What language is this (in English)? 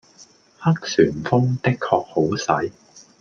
Cantonese